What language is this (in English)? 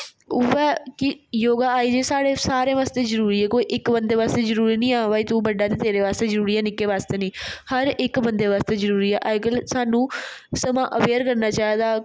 Dogri